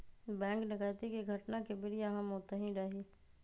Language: Magahi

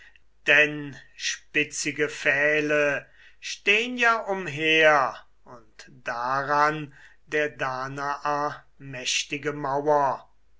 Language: German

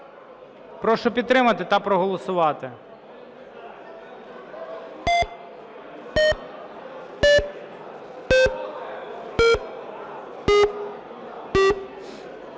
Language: Ukrainian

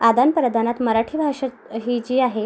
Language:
Marathi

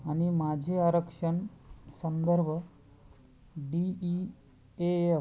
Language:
Marathi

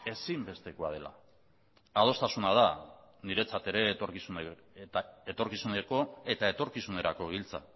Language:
Basque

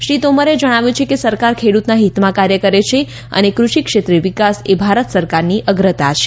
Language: Gujarati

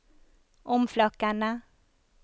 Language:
Norwegian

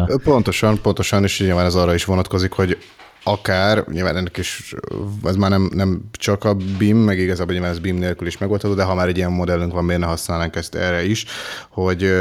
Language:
Hungarian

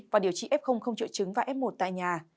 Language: Vietnamese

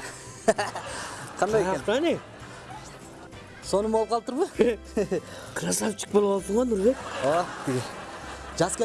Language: Turkish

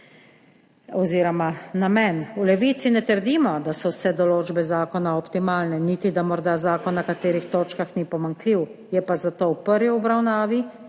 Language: Slovenian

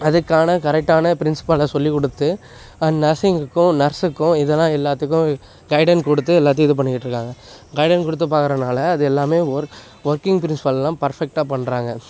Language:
Tamil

